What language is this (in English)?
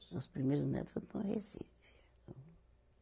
Portuguese